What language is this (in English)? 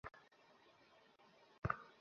Bangla